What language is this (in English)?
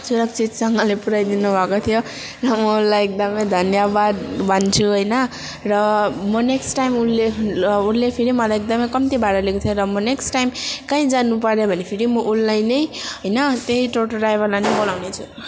Nepali